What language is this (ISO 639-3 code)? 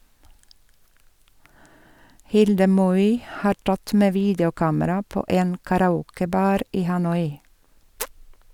nor